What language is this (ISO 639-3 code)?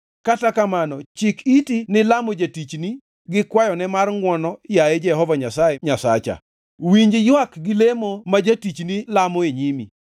luo